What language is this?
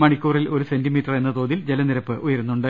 Malayalam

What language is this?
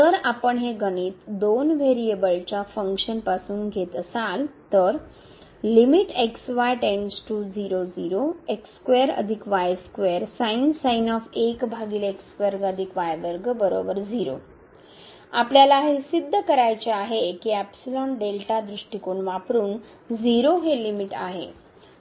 Marathi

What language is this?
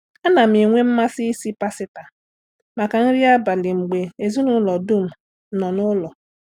Igbo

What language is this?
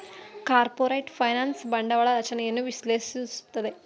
Kannada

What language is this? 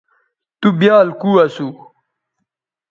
Bateri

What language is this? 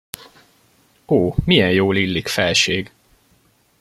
Hungarian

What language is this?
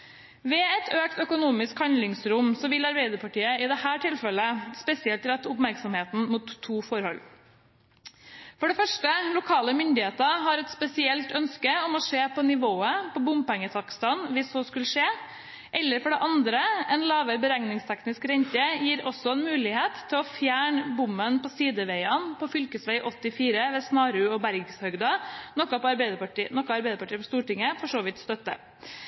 Norwegian Bokmål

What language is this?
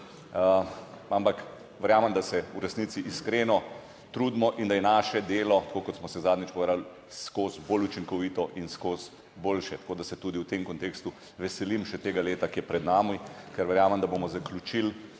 Slovenian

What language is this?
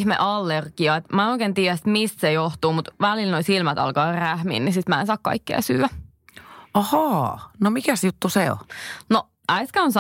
Finnish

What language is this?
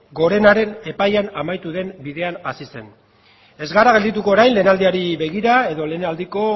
Basque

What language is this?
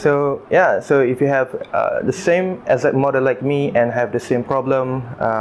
English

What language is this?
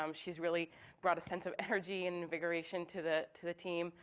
English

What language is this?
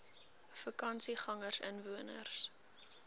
Afrikaans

